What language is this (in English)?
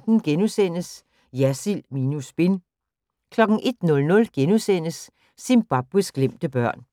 Danish